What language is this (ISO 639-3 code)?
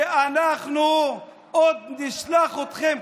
heb